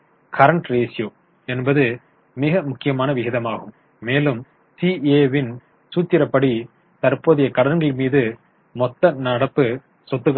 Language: Tamil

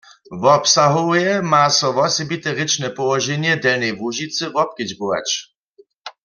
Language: Upper Sorbian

